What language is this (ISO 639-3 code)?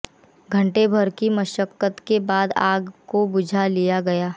hin